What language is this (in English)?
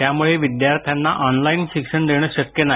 Marathi